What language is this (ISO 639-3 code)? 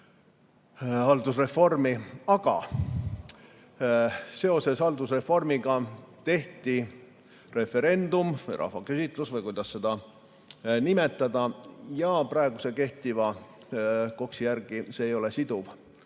est